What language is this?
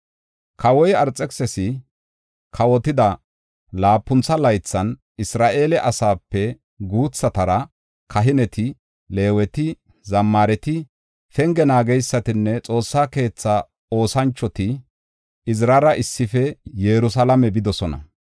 Gofa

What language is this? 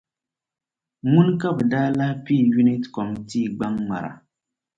Dagbani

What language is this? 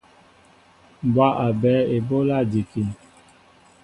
Mbo (Cameroon)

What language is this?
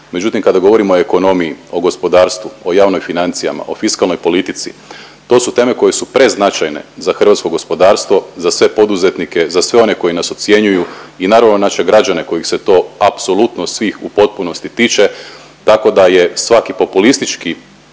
Croatian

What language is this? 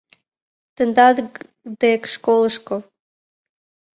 Mari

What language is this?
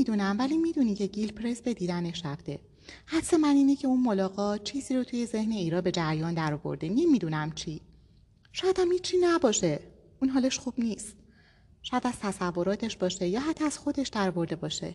Persian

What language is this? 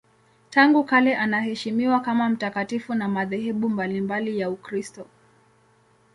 Swahili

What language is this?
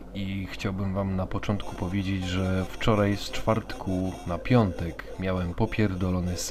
Polish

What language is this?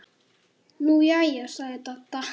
Icelandic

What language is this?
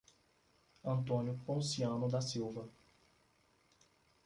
Portuguese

